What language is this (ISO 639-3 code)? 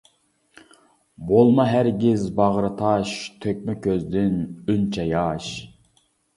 uig